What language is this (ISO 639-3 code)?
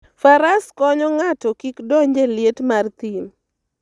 luo